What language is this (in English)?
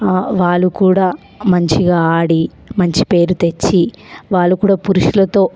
Telugu